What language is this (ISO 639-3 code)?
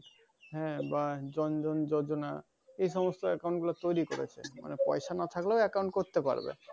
ben